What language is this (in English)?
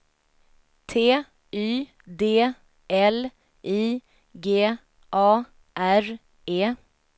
Swedish